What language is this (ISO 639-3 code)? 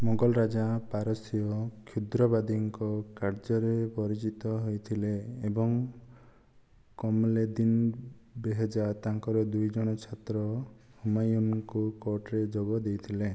ori